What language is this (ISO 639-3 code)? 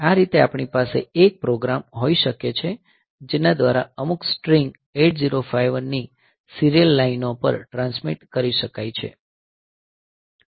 guj